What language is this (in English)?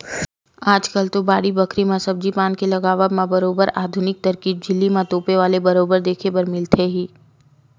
Chhattisgarhi